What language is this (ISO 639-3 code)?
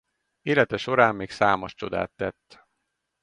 hun